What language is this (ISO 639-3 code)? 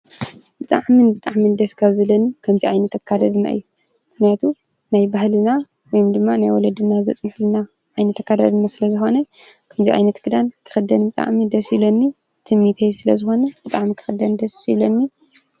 tir